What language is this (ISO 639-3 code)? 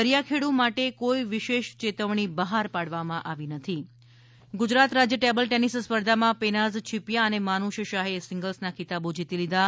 guj